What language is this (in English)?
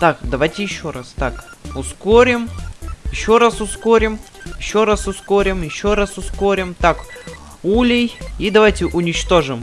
Russian